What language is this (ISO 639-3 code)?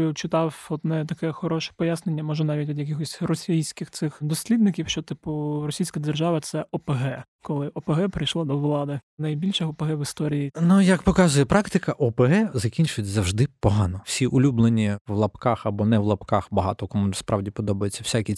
ukr